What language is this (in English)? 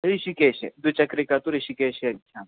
Sanskrit